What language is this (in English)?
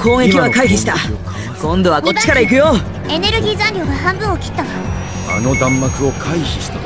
Japanese